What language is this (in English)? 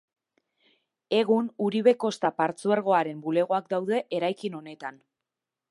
Basque